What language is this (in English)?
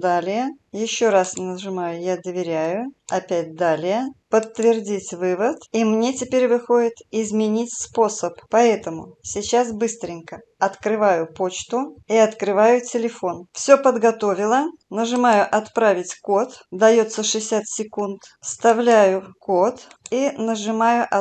Russian